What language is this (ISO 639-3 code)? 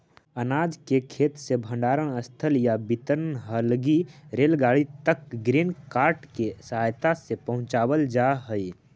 mag